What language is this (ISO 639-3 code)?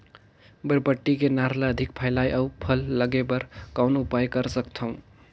hne